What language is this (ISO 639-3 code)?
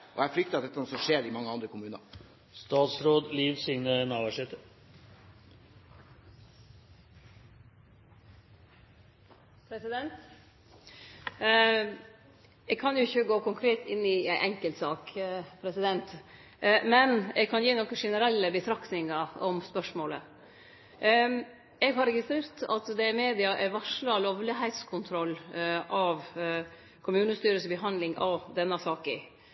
nor